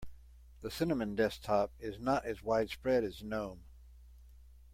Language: English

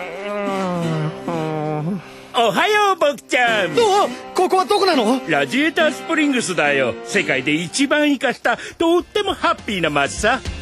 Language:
Japanese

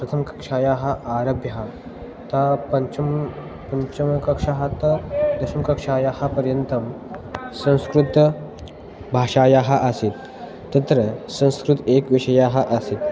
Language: Sanskrit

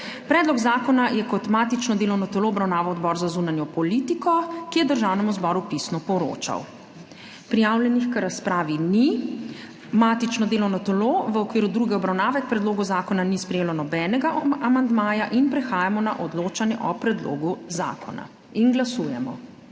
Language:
Slovenian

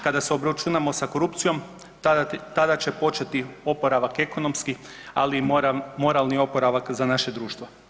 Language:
Croatian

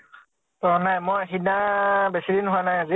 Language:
Assamese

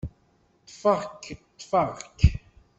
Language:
Kabyle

